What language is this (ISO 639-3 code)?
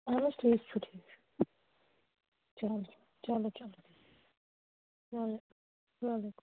kas